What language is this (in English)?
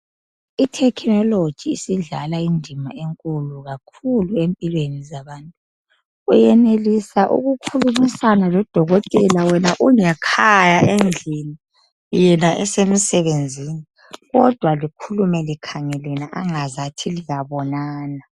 North Ndebele